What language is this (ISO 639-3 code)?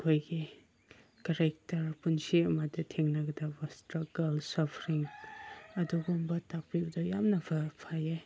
mni